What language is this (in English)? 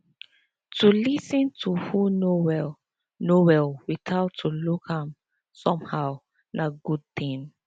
Nigerian Pidgin